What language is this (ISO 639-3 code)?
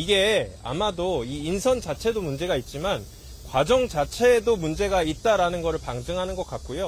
kor